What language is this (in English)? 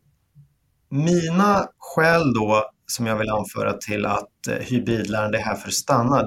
Swedish